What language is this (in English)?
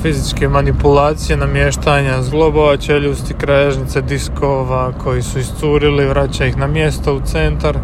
Croatian